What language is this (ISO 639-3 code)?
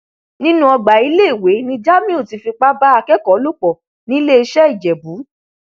yor